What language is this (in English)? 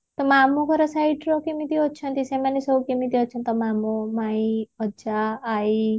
Odia